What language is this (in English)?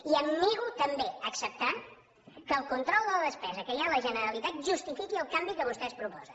Catalan